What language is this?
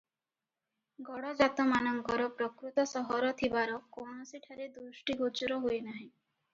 Odia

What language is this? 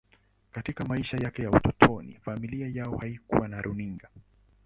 Swahili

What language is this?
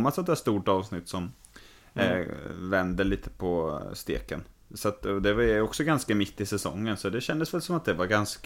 Swedish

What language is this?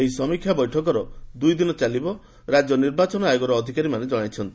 Odia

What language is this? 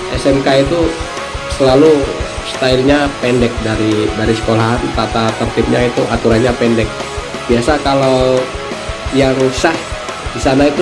Indonesian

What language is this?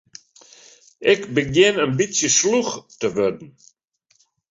Western Frisian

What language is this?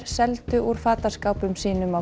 Icelandic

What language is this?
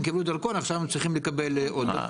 Hebrew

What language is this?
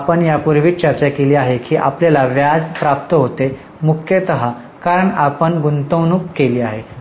Marathi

